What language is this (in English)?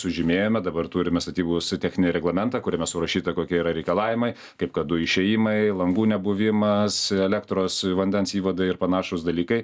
Lithuanian